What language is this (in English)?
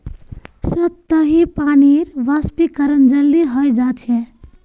Magahi